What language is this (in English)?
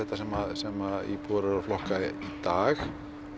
Icelandic